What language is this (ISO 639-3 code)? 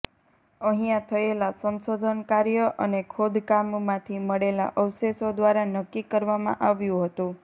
guj